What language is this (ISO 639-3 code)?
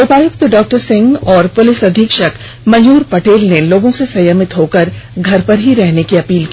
hin